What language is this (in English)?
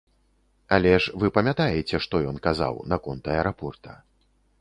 Belarusian